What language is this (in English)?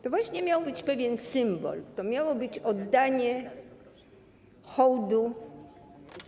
Polish